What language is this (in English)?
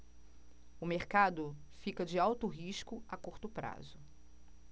Portuguese